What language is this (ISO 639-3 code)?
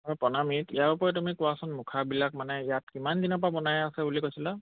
asm